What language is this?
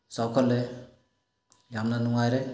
Manipuri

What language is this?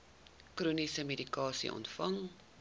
Afrikaans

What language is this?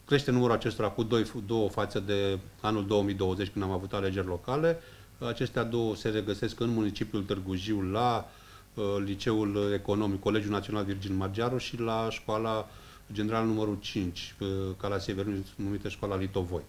Romanian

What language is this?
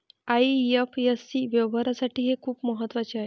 Marathi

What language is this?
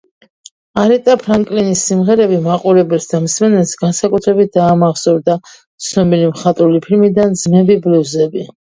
Georgian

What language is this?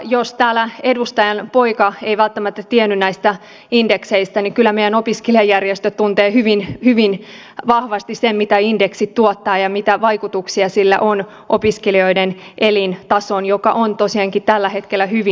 Finnish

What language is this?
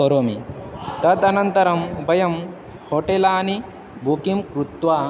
Sanskrit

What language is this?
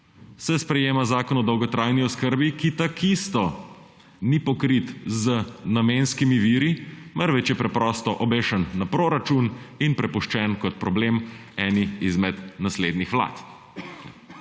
Slovenian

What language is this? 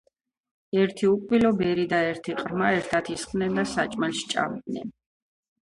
Georgian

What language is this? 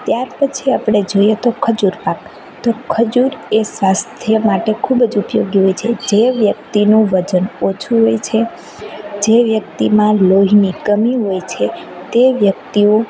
Gujarati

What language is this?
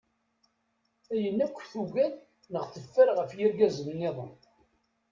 Kabyle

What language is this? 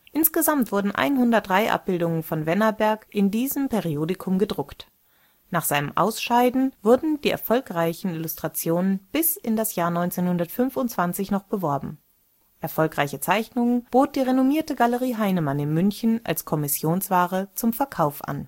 German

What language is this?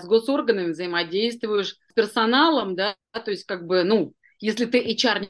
Russian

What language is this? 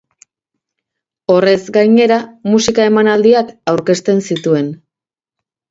Basque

